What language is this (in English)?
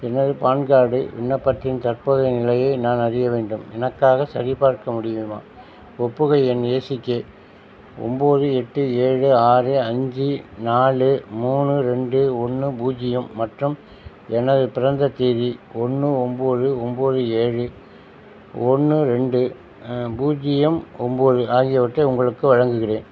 Tamil